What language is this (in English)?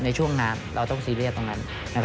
Thai